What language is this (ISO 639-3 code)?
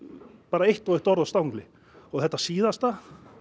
isl